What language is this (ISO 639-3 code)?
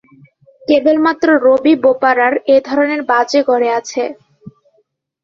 ben